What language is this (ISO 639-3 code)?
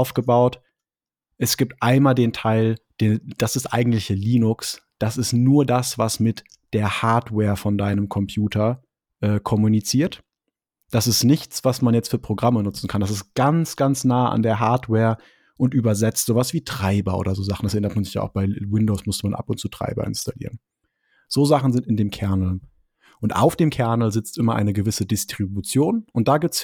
deu